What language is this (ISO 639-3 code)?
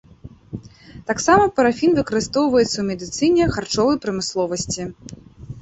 bel